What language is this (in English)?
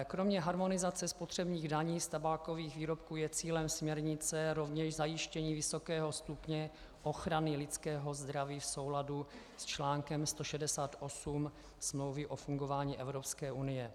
Czech